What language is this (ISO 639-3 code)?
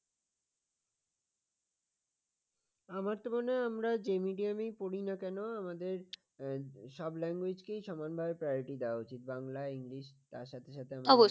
ben